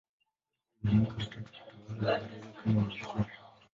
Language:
Swahili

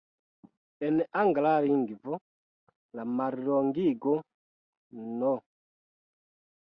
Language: Esperanto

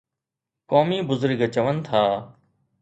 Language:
Sindhi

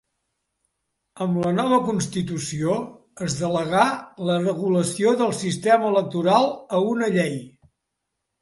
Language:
Catalan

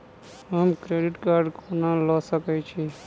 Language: Maithili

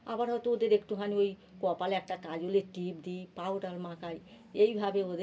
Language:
Bangla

